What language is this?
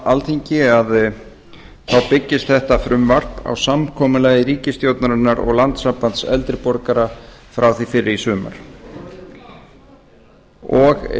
Icelandic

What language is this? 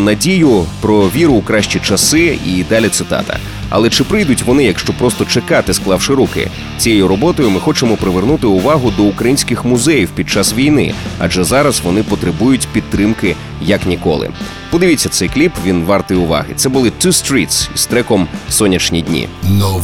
Ukrainian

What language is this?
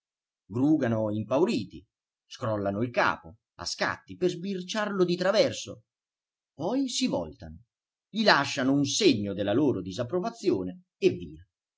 Italian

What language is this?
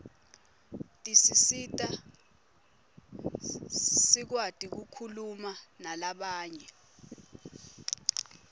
Swati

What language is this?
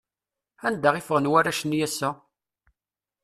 Kabyle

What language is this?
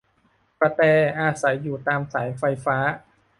Thai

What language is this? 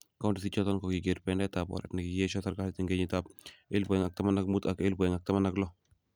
Kalenjin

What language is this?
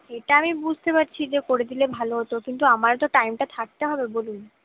Bangla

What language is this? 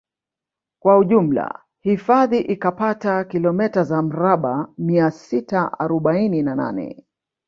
Swahili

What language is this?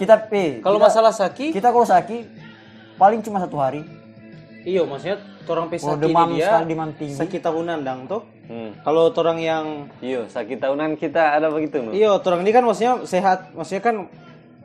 Indonesian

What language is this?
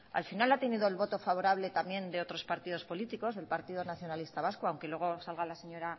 Spanish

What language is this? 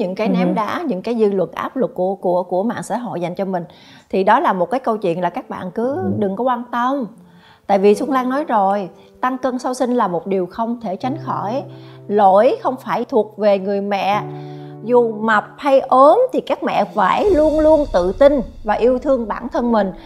Vietnamese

